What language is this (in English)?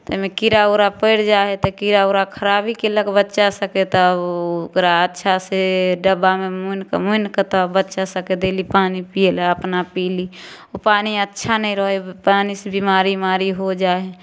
Maithili